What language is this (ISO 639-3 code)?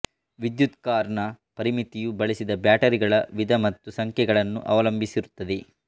kan